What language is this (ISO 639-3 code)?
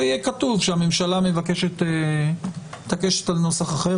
heb